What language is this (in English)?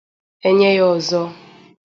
Igbo